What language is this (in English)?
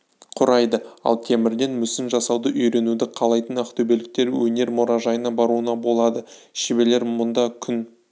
Kazakh